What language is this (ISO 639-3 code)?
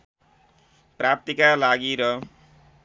nep